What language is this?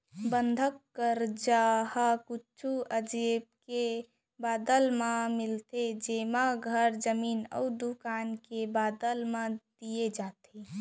Chhattisgarhi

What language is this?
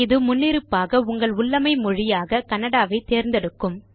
Tamil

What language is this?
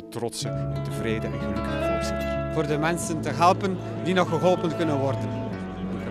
Dutch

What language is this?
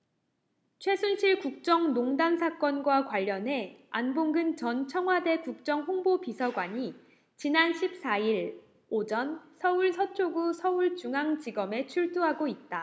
Korean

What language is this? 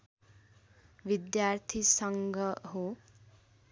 Nepali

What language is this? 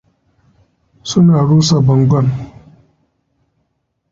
Hausa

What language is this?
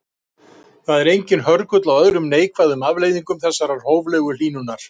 Icelandic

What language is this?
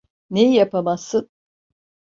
Turkish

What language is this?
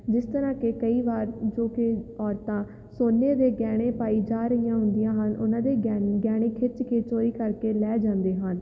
Punjabi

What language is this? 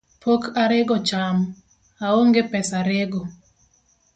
Luo (Kenya and Tanzania)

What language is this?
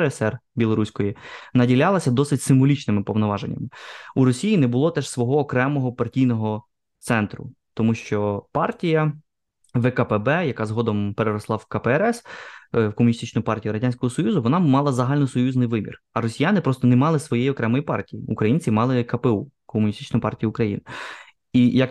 Ukrainian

